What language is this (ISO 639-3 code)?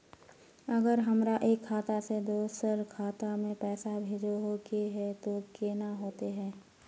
mag